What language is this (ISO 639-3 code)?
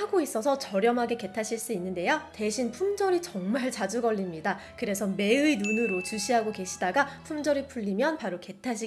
kor